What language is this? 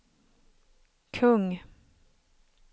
Swedish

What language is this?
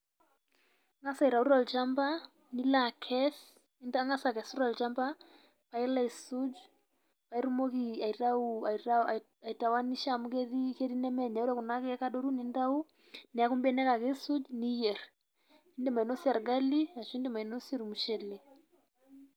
Masai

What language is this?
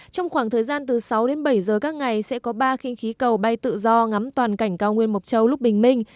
Vietnamese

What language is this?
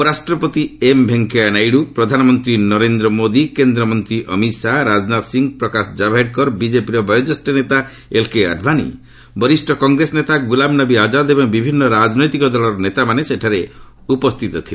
Odia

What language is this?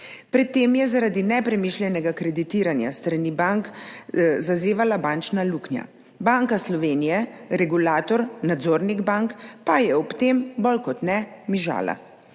Slovenian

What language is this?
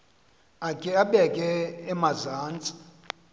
Xhosa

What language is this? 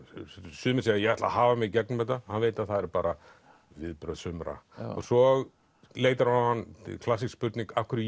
Icelandic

